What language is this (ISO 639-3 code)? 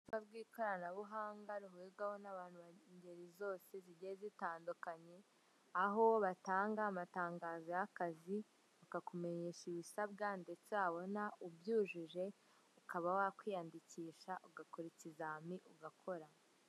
kin